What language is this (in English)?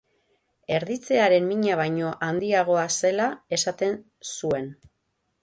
Basque